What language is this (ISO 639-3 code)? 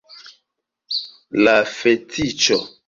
epo